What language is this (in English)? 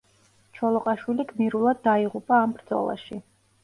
Georgian